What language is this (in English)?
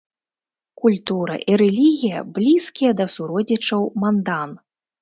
Belarusian